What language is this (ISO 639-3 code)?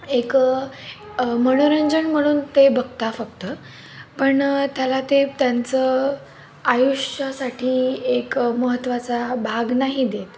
mar